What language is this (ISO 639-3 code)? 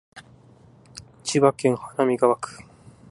jpn